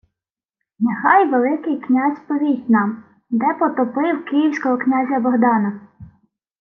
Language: Ukrainian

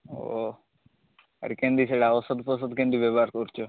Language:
Odia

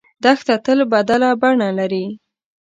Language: Pashto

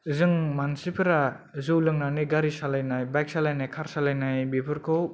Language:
Bodo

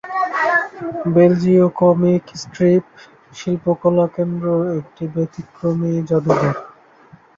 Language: Bangla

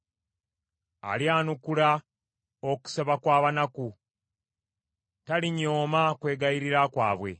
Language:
Ganda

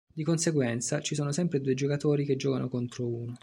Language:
Italian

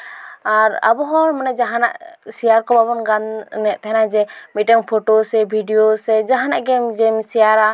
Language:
Santali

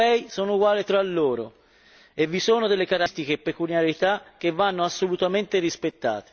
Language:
Italian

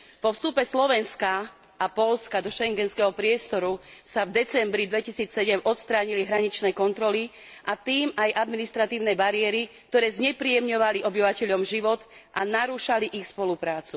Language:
Slovak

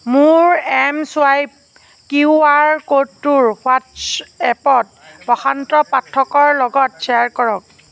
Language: Assamese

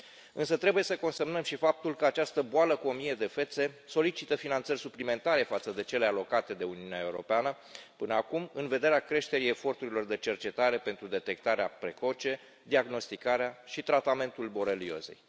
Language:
Romanian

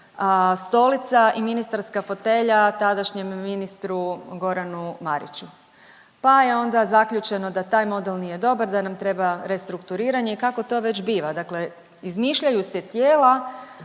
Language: Croatian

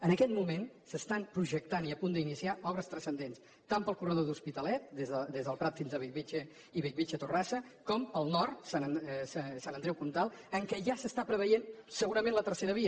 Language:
Catalan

